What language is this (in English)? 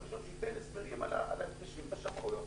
Hebrew